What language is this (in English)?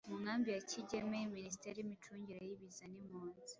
Kinyarwanda